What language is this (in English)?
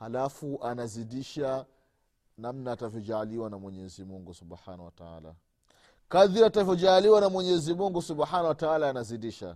Swahili